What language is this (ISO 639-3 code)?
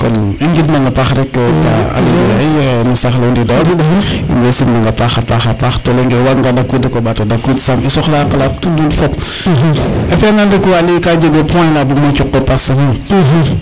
srr